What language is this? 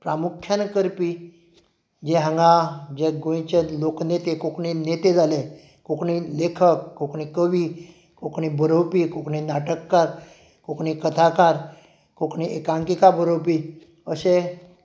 Konkani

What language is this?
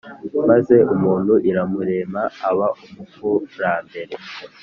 Kinyarwanda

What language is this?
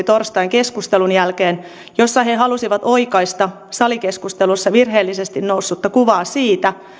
Finnish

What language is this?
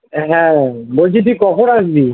Bangla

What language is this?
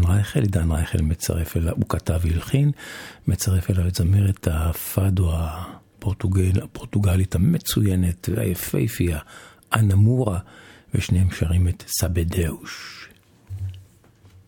Hebrew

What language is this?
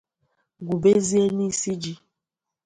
Igbo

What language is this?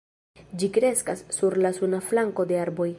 Esperanto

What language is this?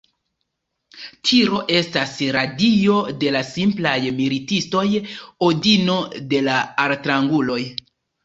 Esperanto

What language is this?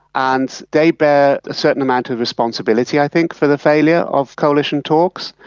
English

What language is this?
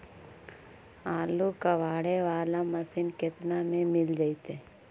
Magahi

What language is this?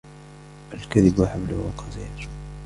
Arabic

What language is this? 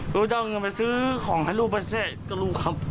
Thai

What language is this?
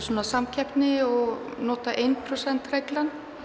Icelandic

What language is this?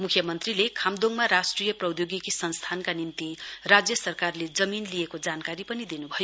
Nepali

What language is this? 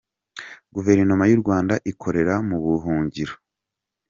Kinyarwanda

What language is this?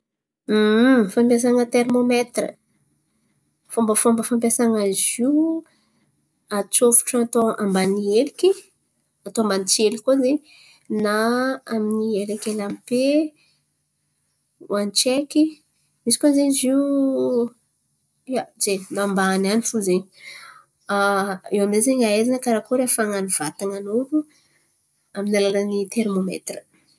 Antankarana Malagasy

